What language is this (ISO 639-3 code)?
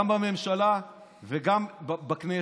heb